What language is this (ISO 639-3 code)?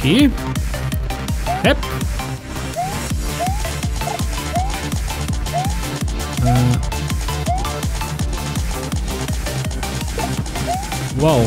deu